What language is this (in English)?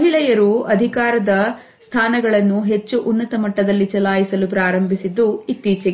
Kannada